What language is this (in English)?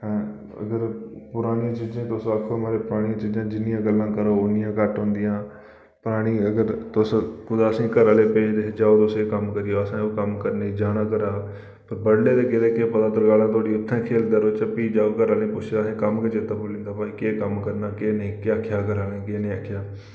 Dogri